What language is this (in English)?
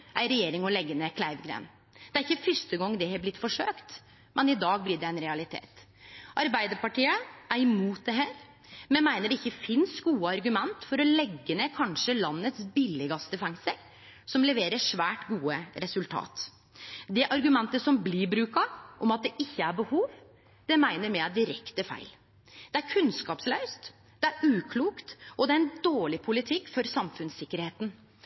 Norwegian Nynorsk